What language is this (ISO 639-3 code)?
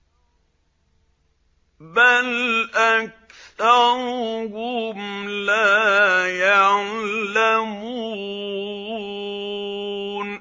ara